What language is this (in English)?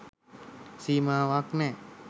Sinhala